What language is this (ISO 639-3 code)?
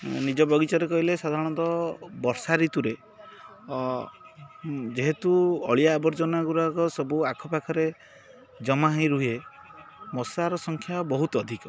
ori